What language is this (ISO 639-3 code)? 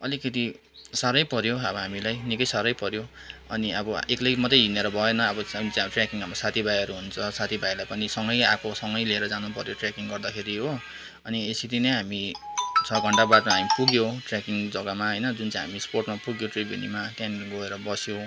nep